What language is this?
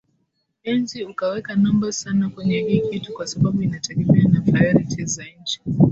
Swahili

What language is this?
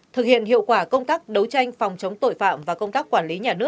Vietnamese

